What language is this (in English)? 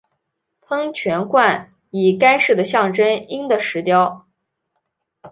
Chinese